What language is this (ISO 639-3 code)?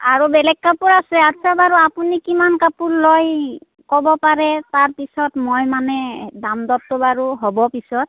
asm